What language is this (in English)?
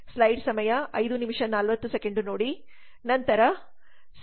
Kannada